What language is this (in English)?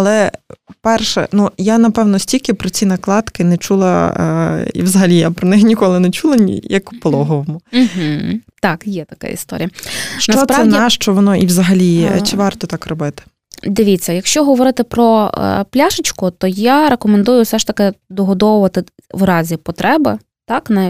Ukrainian